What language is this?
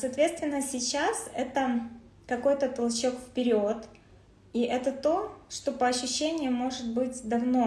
Russian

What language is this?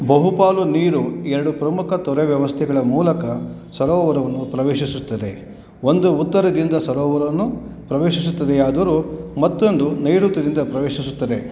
Kannada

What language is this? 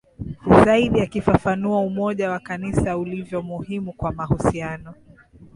Swahili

